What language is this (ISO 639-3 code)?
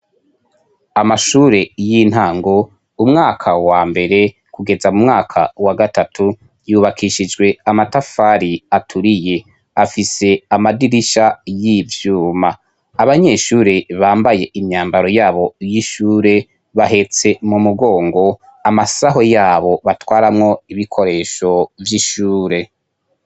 run